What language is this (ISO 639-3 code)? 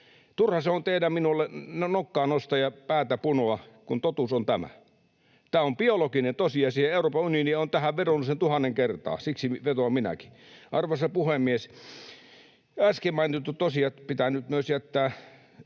fin